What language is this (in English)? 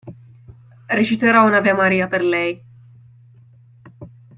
Italian